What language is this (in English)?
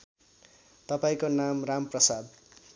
Nepali